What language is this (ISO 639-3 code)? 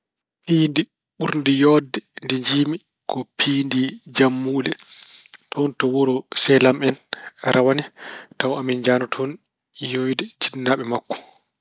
ful